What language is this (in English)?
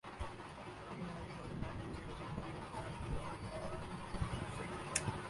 Urdu